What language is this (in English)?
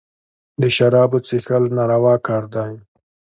Pashto